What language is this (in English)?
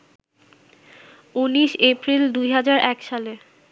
Bangla